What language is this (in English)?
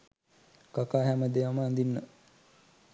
Sinhala